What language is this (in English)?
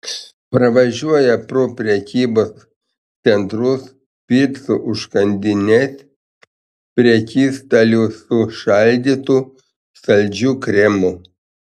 Lithuanian